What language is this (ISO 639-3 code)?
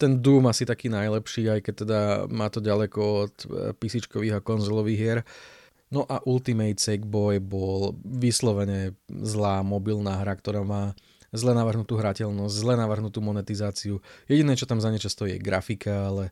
slk